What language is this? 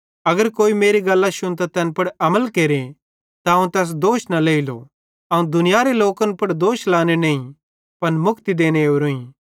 Bhadrawahi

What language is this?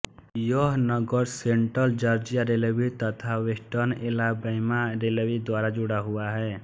Hindi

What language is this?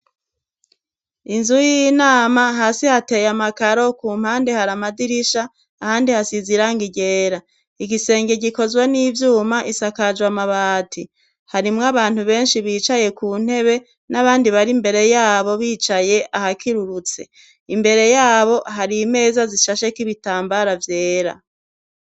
Rundi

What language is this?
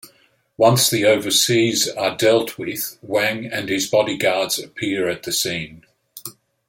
English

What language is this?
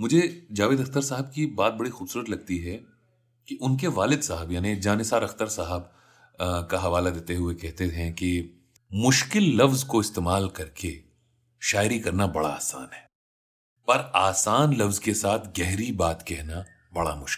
Hindi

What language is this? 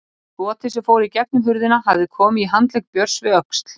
Icelandic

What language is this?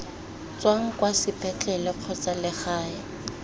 Tswana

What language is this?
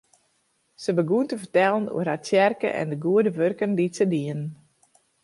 Western Frisian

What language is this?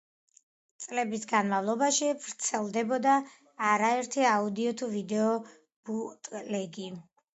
Georgian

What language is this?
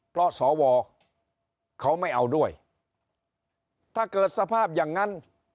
Thai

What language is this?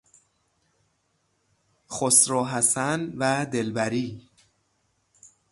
Persian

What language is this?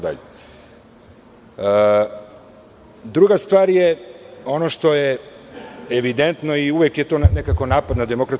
Serbian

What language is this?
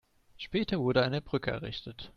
German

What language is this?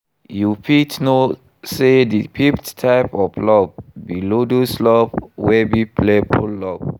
Nigerian Pidgin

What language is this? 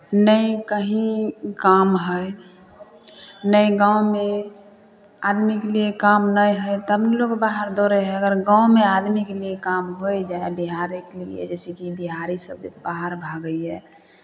Maithili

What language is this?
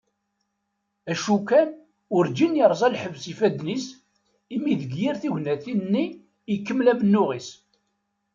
Kabyle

